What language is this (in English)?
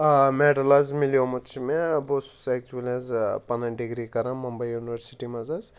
Kashmiri